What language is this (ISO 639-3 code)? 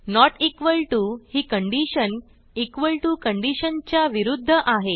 mar